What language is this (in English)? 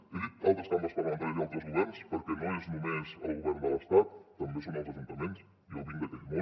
Catalan